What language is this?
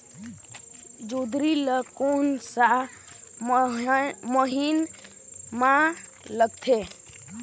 Chhattisgarhi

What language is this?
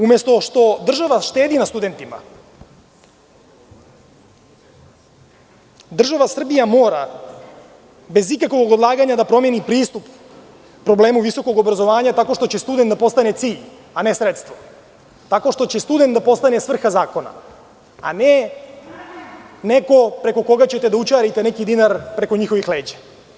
Serbian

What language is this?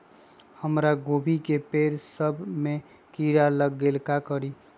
Magahi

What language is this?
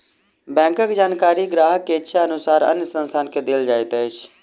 Maithili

